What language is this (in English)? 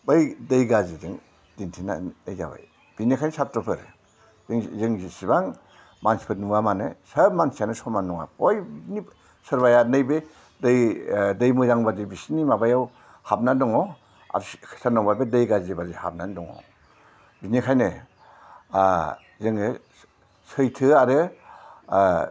Bodo